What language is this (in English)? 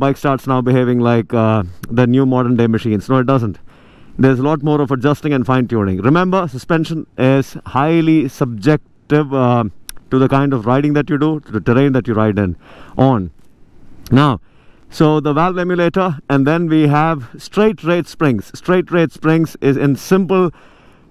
English